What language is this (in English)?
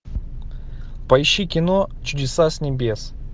Russian